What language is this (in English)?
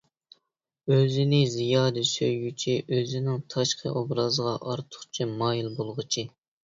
Uyghur